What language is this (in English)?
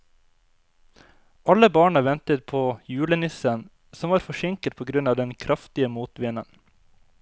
Norwegian